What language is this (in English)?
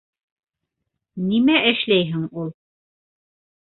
Bashkir